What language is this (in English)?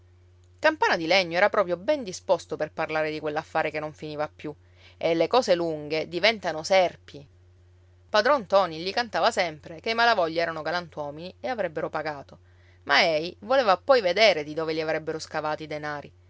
Italian